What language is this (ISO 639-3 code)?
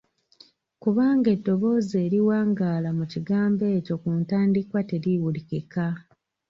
lug